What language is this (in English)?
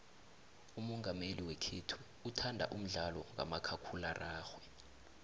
South Ndebele